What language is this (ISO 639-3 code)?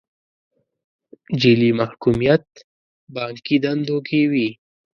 pus